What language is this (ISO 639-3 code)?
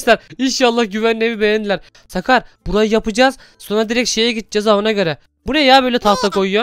tur